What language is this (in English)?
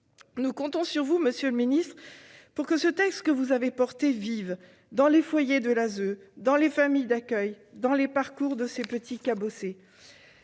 French